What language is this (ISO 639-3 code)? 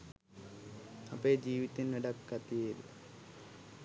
sin